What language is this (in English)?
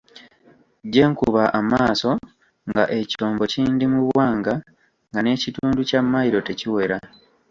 Ganda